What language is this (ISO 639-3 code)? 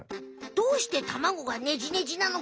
jpn